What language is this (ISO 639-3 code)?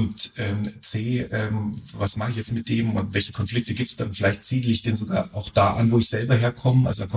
deu